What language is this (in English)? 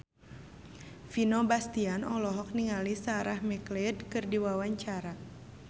Sundanese